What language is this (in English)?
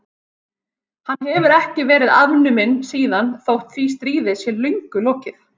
Icelandic